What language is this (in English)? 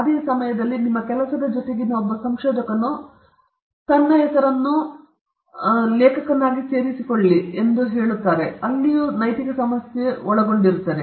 Kannada